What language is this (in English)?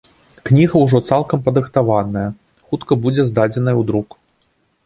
Belarusian